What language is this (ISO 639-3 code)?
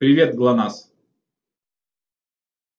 rus